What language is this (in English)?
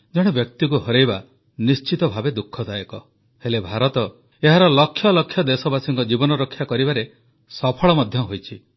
Odia